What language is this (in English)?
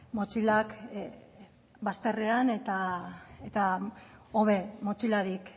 Basque